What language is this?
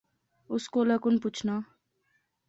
Pahari-Potwari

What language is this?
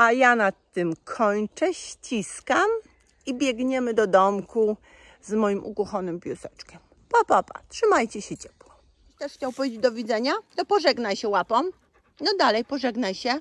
Polish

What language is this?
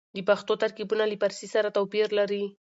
Pashto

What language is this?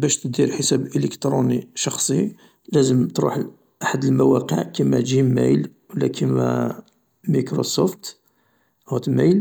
Algerian Arabic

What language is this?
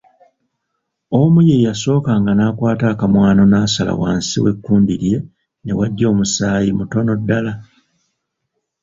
Ganda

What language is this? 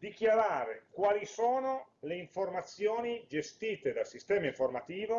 Italian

